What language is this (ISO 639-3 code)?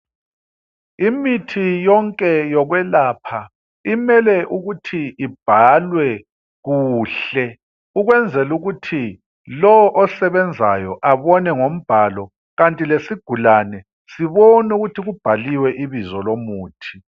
nde